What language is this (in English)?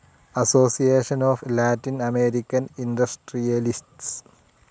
Malayalam